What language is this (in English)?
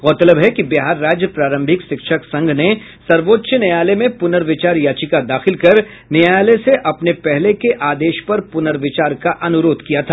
Hindi